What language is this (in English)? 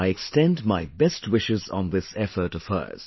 English